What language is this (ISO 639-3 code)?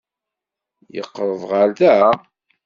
kab